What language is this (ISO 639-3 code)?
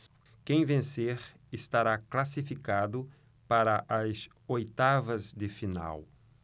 por